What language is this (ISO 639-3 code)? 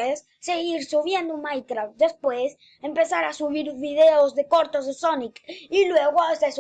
spa